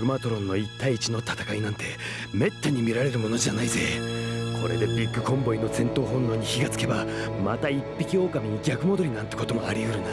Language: Japanese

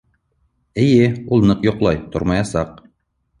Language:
Bashkir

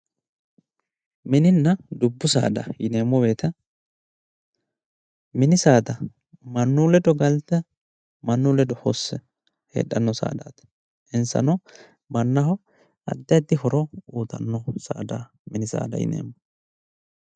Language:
Sidamo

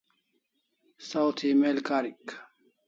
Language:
Kalasha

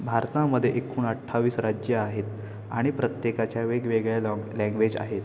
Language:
Marathi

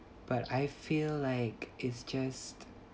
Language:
English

